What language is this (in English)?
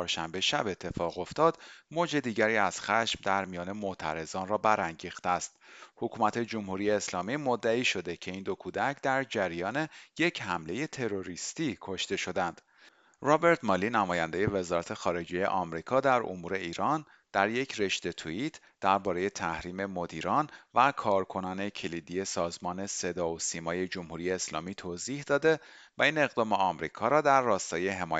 Persian